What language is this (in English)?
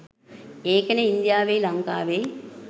Sinhala